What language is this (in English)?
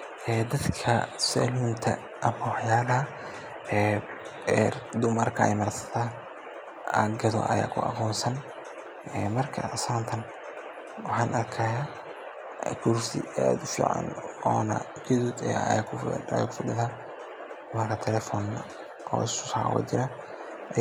Somali